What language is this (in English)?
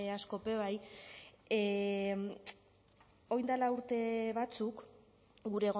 Basque